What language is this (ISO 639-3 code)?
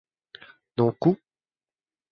mal